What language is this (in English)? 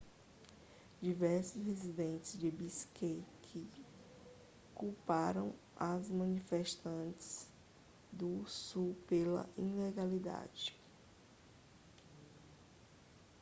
Portuguese